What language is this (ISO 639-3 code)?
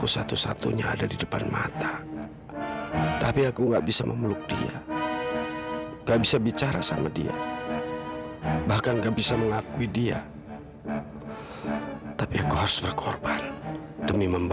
ind